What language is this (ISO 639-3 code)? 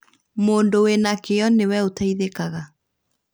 kik